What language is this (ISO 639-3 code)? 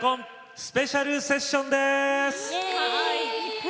jpn